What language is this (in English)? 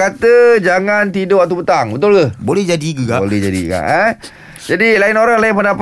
Malay